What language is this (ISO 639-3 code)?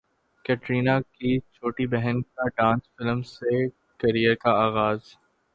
urd